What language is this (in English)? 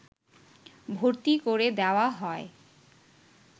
Bangla